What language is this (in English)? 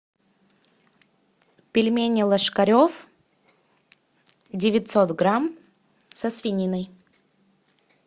Russian